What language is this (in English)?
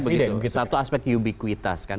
Indonesian